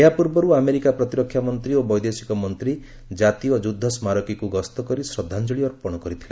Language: Odia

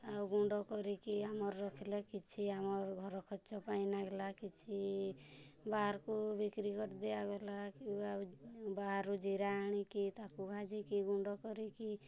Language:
Odia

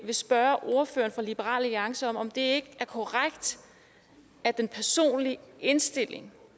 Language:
Danish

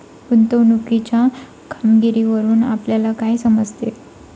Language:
Marathi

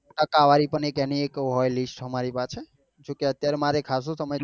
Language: Gujarati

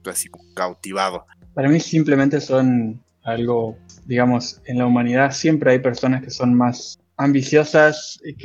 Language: Spanish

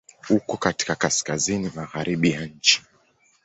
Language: Swahili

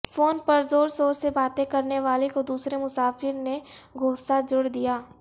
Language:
Urdu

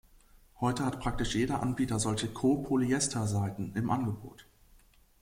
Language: German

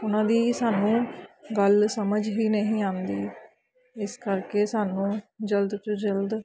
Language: Punjabi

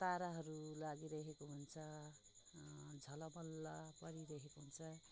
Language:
Nepali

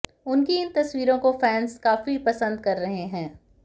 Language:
Hindi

